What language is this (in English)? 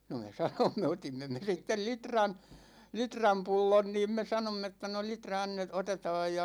Finnish